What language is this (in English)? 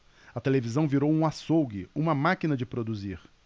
Portuguese